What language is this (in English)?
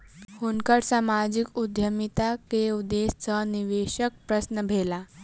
Maithili